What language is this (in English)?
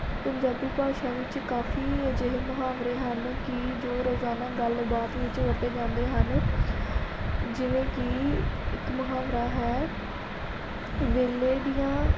Punjabi